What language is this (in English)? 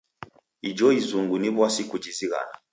Taita